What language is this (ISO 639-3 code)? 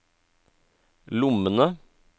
nor